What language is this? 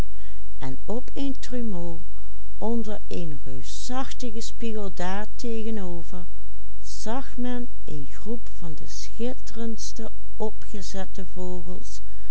Dutch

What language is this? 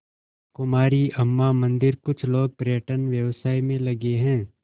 Hindi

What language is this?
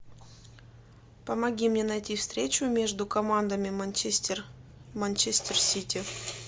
Russian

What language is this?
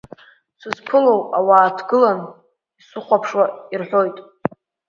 Abkhazian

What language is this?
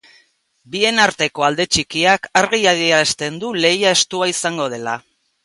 Basque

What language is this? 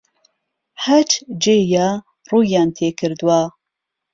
Central Kurdish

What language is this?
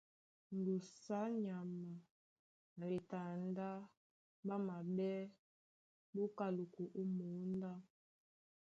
Duala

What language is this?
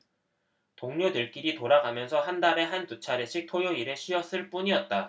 Korean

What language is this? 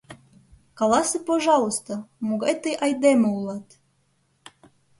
Mari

